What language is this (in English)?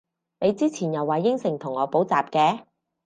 Cantonese